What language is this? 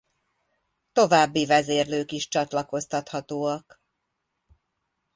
Hungarian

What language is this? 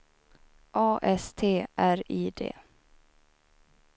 Swedish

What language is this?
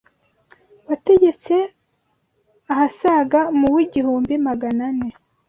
Kinyarwanda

